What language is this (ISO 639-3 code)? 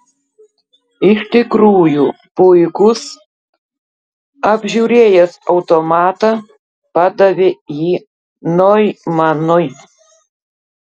lit